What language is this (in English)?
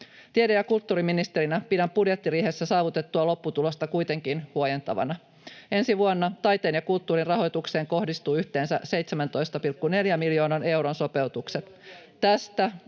Finnish